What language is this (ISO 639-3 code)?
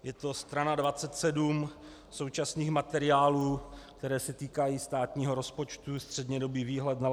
ces